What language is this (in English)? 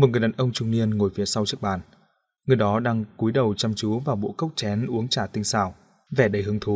Vietnamese